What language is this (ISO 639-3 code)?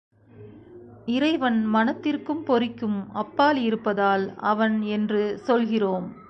tam